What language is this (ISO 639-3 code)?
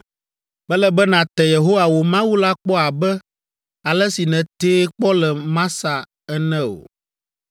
ewe